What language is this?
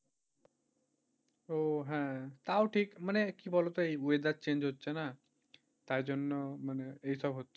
Bangla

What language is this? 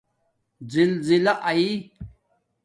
Domaaki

